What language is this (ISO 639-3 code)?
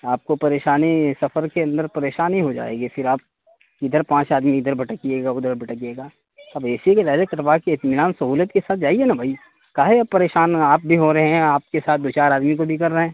urd